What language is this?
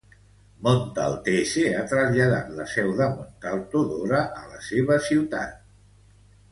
Catalan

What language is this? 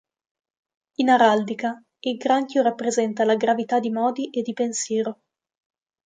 Italian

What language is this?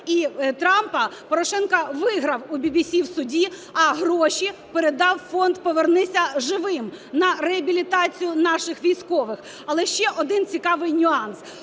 Ukrainian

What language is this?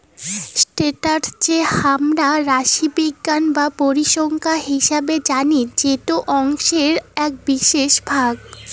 Bangla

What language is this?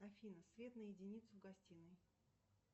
Russian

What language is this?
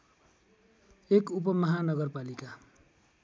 Nepali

